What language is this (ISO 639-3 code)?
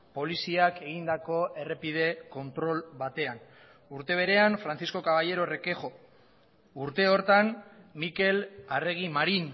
eus